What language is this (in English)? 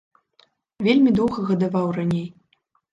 Belarusian